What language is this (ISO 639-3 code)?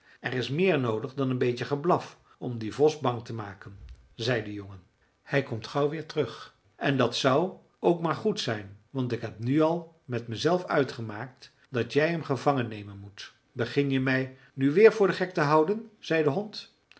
nld